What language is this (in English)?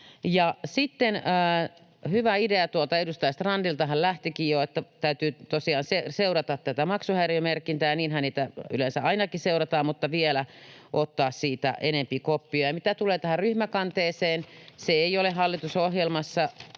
Finnish